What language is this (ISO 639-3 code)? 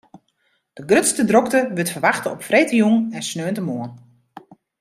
fry